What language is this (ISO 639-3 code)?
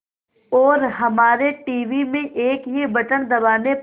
hin